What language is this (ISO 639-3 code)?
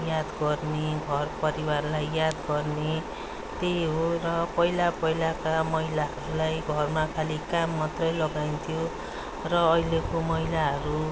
nep